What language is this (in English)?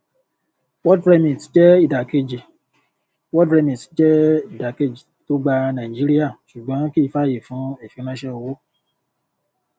Yoruba